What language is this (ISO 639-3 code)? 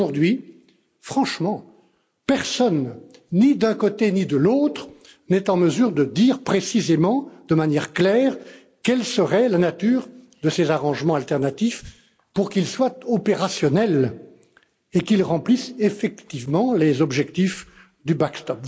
fra